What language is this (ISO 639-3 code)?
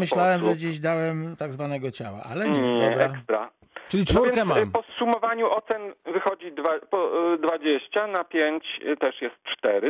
pol